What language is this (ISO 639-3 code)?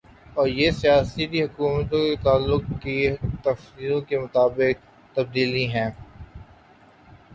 urd